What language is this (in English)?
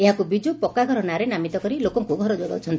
Odia